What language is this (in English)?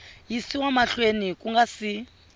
Tsonga